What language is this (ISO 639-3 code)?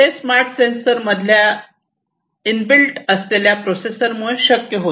mar